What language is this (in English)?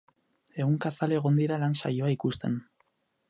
Basque